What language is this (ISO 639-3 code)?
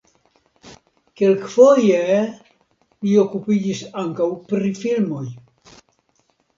epo